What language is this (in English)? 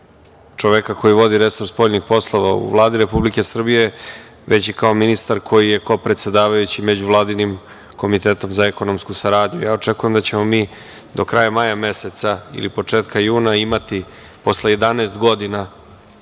Serbian